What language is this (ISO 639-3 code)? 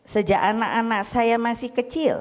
ind